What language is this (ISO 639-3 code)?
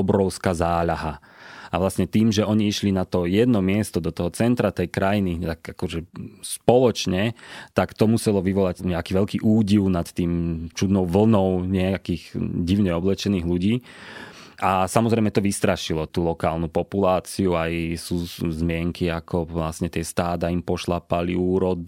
slk